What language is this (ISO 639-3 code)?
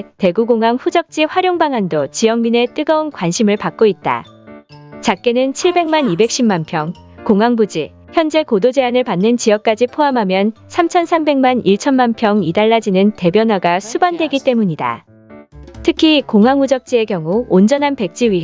kor